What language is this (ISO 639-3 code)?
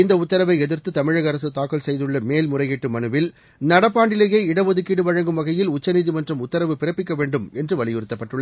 tam